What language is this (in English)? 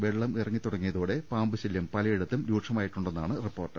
Malayalam